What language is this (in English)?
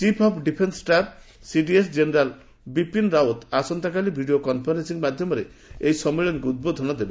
Odia